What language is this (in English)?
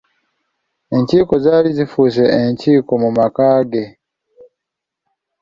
Ganda